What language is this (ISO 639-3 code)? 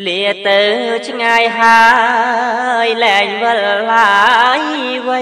tha